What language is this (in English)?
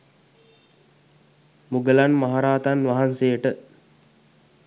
Sinhala